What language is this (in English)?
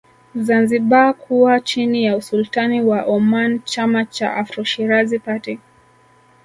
Swahili